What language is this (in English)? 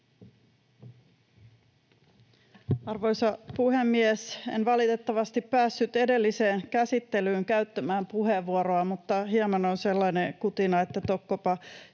Finnish